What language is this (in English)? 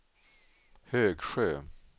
Swedish